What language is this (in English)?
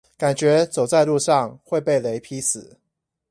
Chinese